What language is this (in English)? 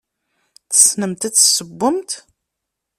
Kabyle